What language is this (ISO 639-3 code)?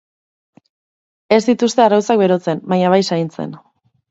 eus